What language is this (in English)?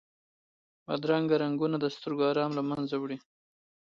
Pashto